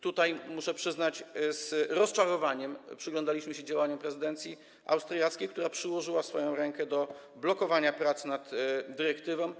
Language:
Polish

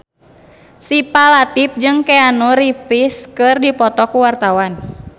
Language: Sundanese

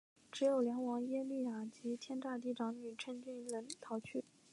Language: Chinese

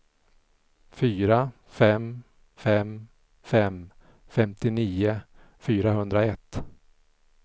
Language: Swedish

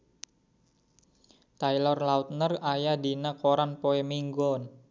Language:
Sundanese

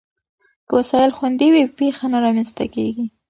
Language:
Pashto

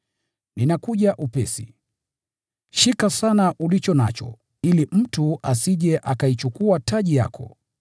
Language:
Swahili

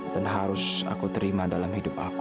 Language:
Indonesian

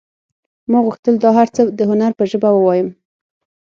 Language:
Pashto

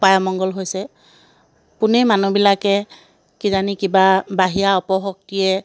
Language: Assamese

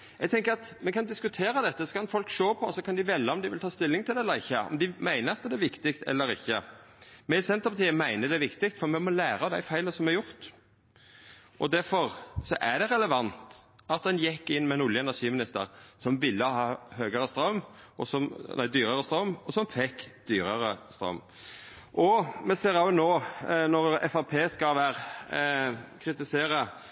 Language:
Norwegian Nynorsk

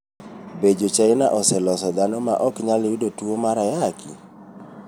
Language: Luo (Kenya and Tanzania)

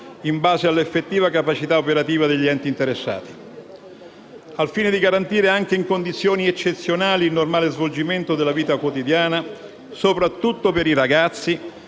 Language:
Italian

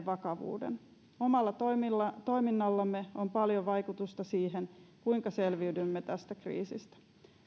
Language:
Finnish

